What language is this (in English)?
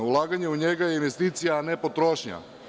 Serbian